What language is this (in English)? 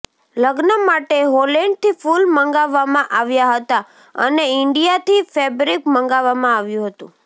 Gujarati